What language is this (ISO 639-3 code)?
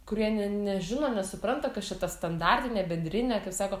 lit